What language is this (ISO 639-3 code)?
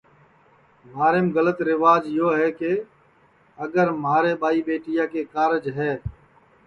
ssi